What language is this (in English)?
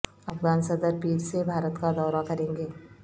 Urdu